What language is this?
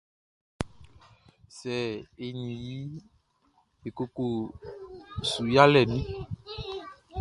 Baoulé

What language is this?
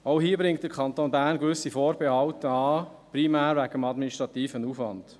Swiss German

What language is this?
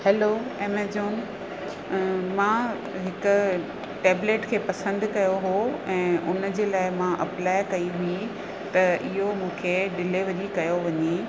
Sindhi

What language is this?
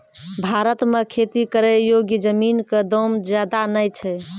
Maithili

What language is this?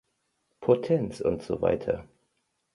German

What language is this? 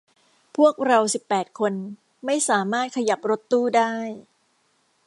Thai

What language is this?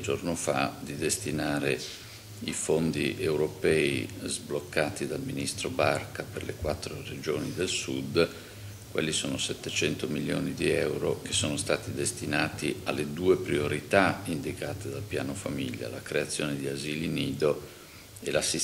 Italian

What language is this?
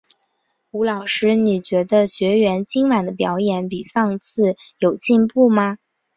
Chinese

